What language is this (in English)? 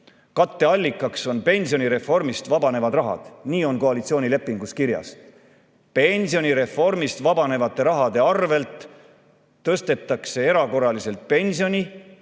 Estonian